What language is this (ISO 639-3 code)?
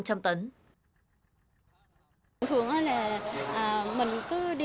vie